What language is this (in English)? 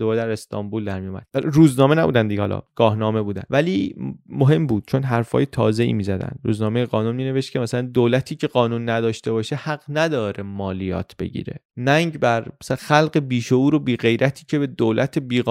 Persian